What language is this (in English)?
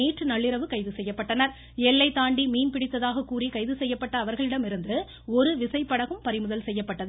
Tamil